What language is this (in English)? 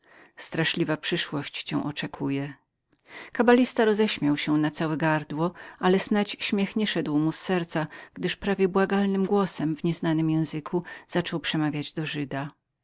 Polish